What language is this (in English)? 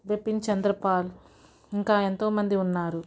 Telugu